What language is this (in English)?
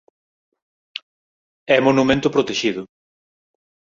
Galician